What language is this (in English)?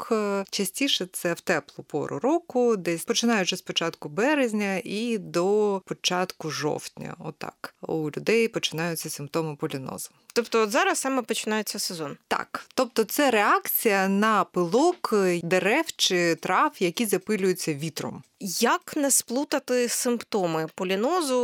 Ukrainian